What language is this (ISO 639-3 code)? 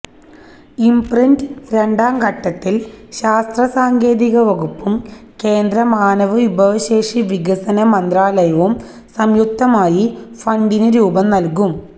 mal